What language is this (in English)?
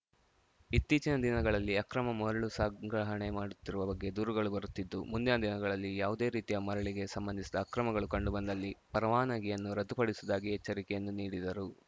Kannada